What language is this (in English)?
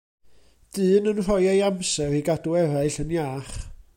Welsh